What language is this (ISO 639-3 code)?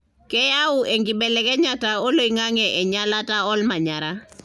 mas